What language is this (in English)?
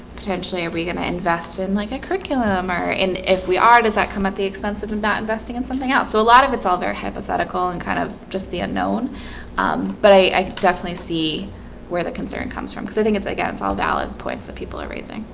English